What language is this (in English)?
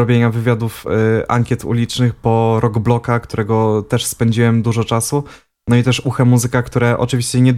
Polish